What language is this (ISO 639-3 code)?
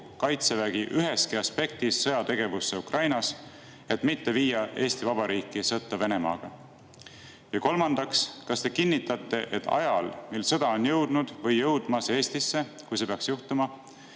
est